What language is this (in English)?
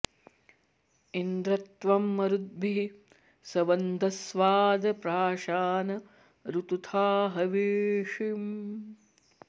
Sanskrit